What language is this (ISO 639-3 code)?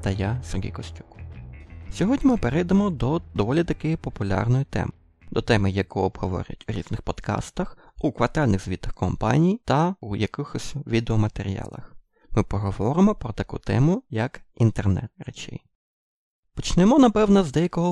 ukr